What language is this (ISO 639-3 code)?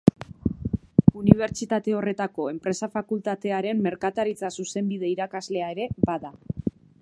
eus